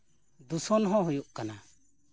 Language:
Santali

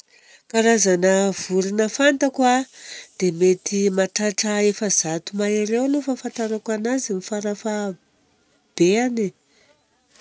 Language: Southern Betsimisaraka Malagasy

